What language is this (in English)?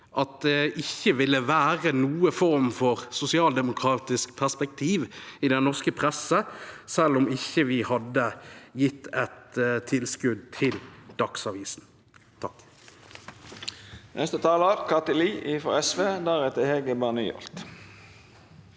Norwegian